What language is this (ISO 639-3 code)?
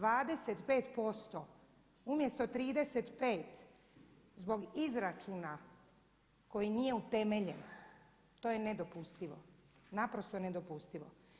hrv